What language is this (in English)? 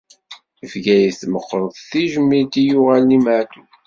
Kabyle